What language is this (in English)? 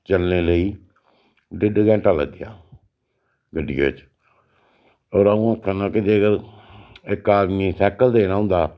Dogri